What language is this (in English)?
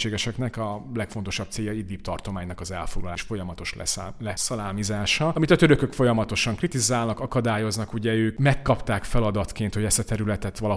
Hungarian